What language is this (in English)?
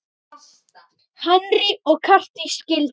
Icelandic